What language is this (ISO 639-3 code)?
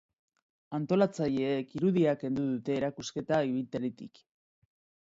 eus